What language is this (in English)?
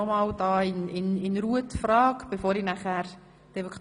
Swiss German